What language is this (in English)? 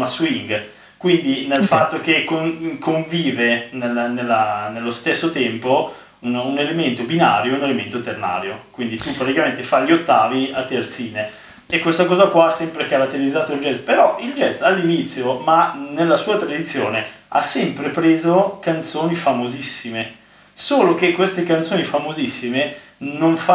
Italian